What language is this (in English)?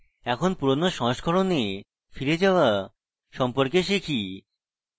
Bangla